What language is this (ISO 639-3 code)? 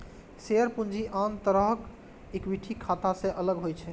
mai